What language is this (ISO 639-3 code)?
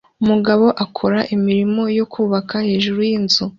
kin